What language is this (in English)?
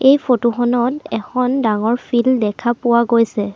Assamese